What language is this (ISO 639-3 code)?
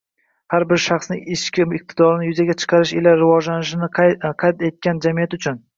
uzb